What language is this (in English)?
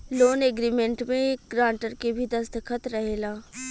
Bhojpuri